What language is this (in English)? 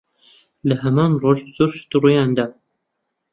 Central Kurdish